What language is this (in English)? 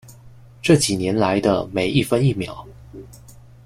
Chinese